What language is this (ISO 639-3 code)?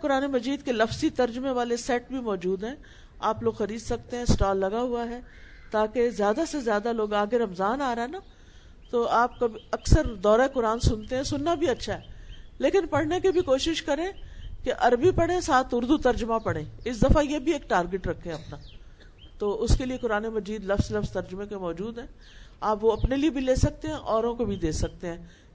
urd